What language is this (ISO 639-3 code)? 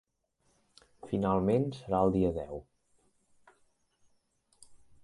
cat